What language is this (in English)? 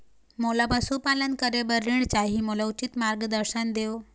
Chhattisgarhi